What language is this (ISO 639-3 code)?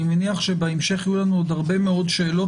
heb